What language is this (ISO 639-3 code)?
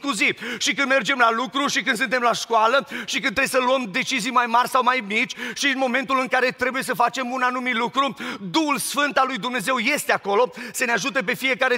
ron